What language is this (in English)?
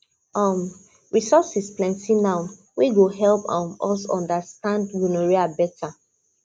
Nigerian Pidgin